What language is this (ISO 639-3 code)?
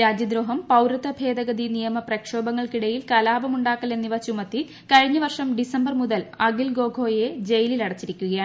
mal